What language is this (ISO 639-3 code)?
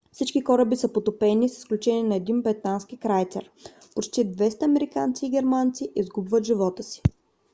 bul